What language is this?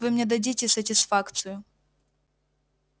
Russian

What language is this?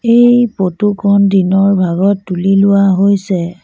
Assamese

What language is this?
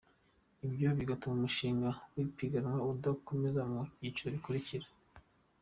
Kinyarwanda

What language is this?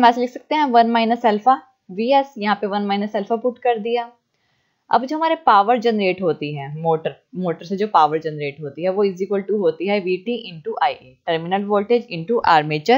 Hindi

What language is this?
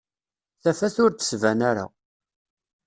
Kabyle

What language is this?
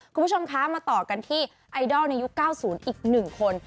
Thai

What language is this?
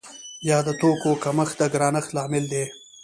Pashto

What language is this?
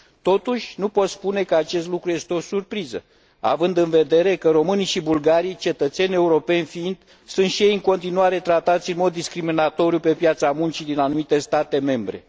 Romanian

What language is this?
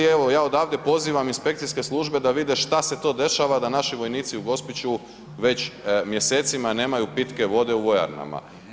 Croatian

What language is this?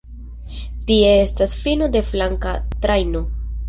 Esperanto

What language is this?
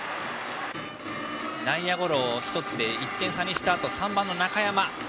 Japanese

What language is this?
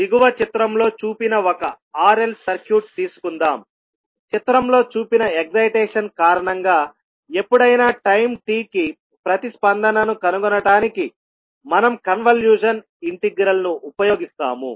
Telugu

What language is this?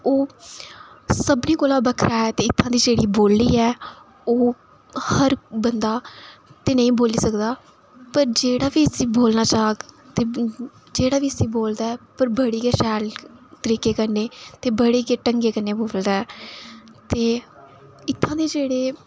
Dogri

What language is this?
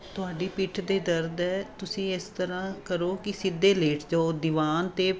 Punjabi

